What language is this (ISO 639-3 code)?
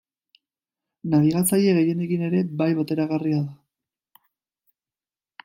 eus